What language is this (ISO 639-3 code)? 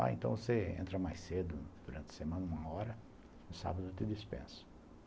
por